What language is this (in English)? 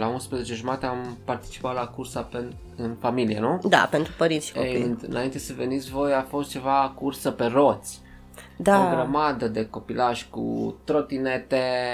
Romanian